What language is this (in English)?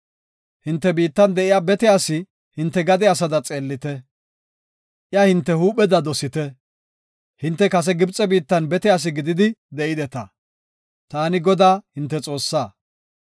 Gofa